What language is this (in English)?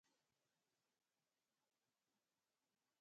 Northern Hindko